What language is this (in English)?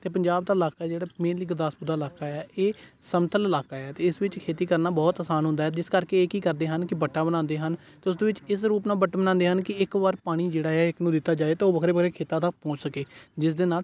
Punjabi